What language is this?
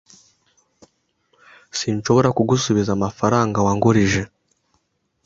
Kinyarwanda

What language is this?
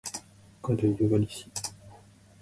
Japanese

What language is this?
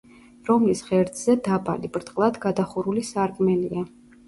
Georgian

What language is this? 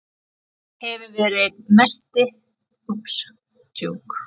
Icelandic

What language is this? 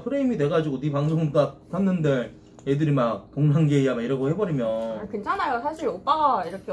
Korean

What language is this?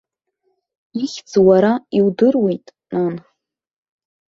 Abkhazian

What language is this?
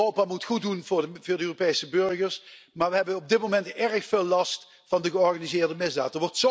Dutch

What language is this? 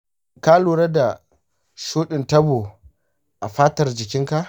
Hausa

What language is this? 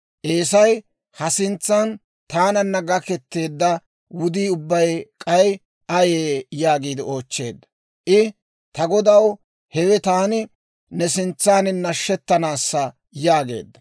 Dawro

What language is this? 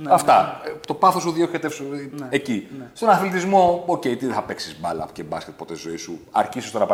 Greek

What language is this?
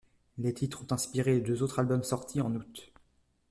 French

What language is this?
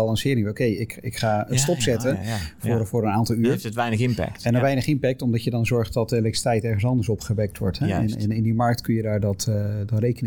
Dutch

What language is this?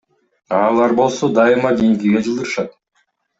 Kyrgyz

